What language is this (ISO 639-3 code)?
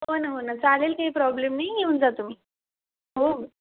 mar